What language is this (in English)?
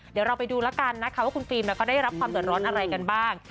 Thai